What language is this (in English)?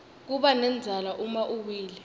Swati